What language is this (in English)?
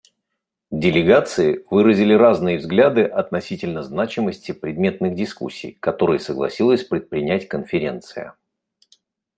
Russian